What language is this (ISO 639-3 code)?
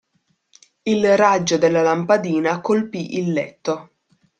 ita